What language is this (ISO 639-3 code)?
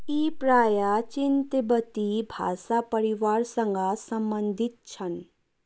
nep